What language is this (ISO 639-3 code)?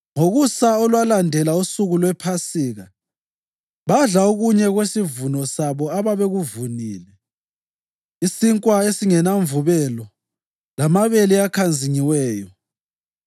nde